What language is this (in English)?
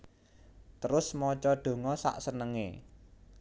Javanese